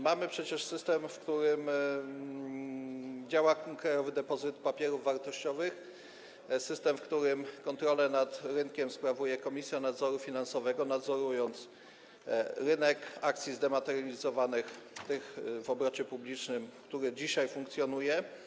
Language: Polish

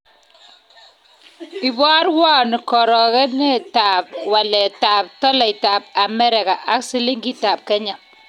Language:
Kalenjin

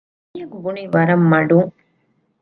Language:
Divehi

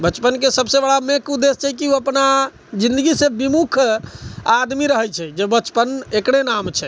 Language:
Maithili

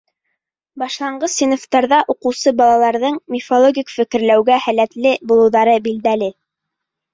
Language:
Bashkir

